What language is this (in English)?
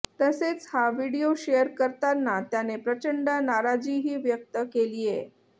Marathi